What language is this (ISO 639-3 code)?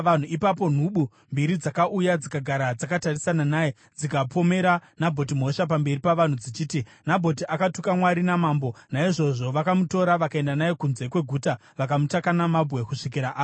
sna